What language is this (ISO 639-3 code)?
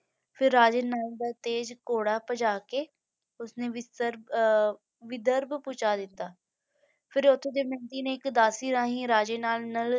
pan